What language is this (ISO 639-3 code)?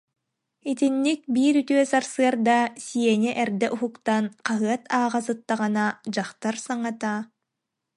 sah